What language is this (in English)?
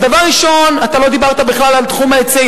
Hebrew